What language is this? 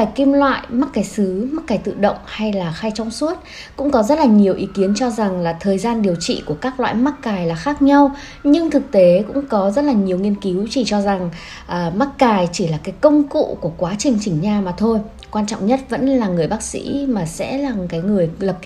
Vietnamese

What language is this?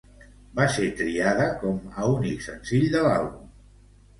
Catalan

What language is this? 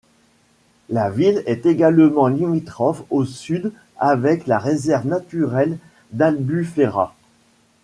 French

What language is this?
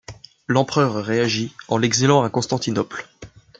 French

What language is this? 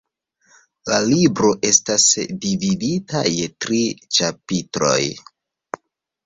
Esperanto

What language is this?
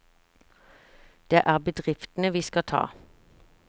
Norwegian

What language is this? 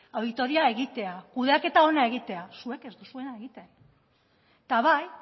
Basque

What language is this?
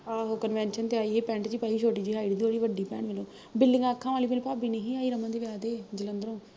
Punjabi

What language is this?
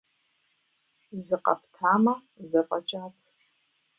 Kabardian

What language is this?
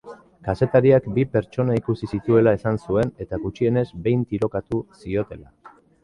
Basque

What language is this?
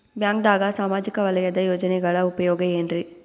Kannada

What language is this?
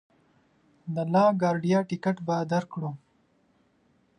Pashto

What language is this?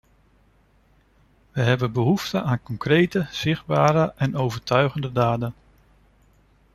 Dutch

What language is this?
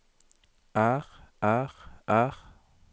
Norwegian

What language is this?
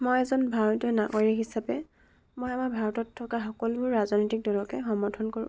Assamese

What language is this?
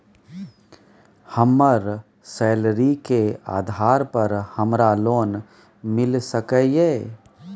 Maithili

